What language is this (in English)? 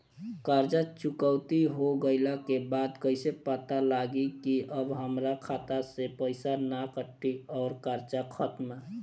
Bhojpuri